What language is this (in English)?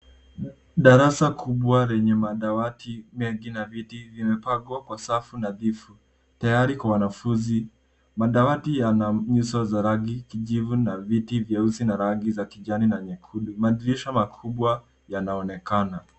Swahili